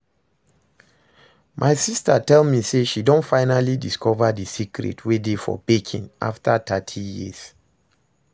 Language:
Nigerian Pidgin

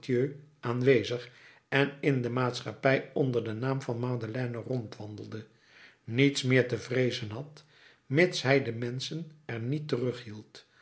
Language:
Dutch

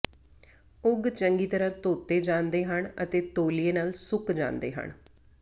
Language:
Punjabi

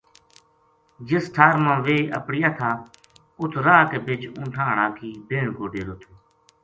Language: Gujari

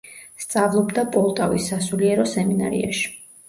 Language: Georgian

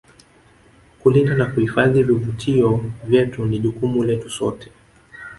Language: Swahili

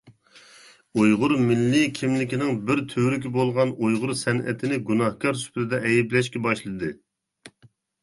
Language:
Uyghur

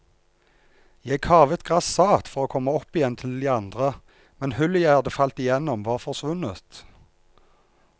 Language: Norwegian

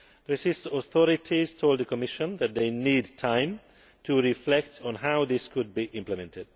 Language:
English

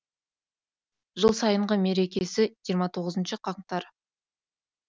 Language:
Kazakh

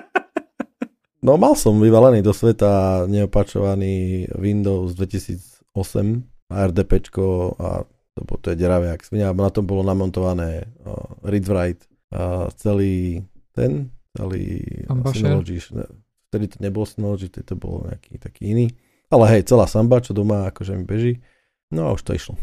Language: Slovak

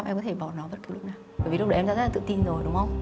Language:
Vietnamese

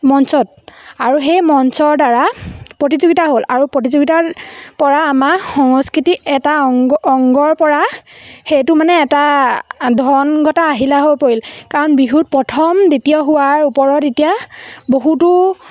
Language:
Assamese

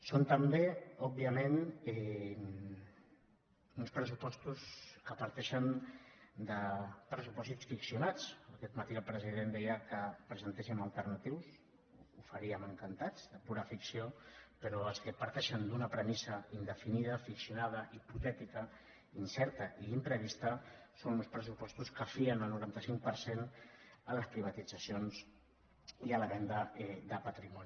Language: Catalan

